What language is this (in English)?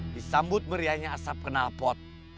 Indonesian